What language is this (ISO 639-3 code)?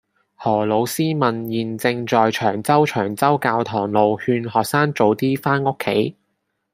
yue